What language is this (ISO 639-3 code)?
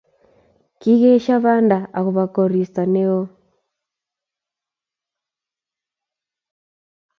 kln